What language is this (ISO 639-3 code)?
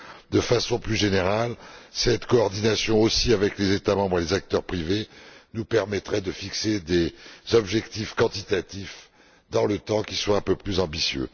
fra